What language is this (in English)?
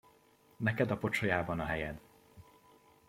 Hungarian